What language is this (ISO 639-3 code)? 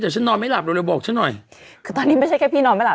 tha